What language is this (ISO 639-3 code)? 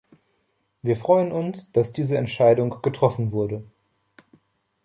deu